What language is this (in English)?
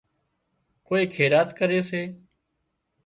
Wadiyara Koli